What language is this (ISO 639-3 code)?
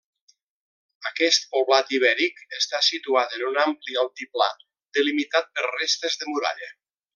cat